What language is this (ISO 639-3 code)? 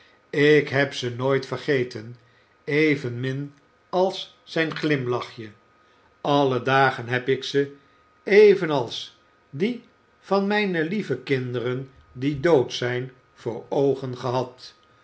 nld